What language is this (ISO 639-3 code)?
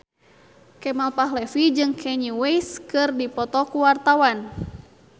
sun